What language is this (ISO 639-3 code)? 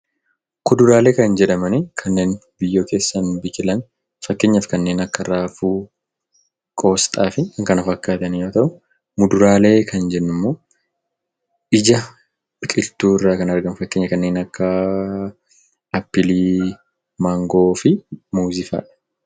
orm